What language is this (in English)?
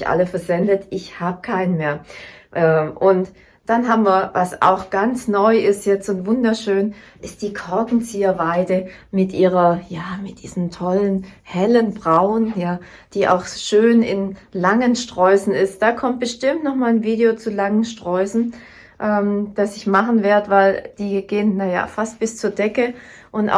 German